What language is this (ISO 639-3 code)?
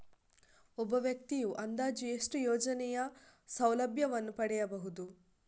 kan